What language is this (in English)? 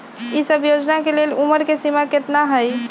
Magahi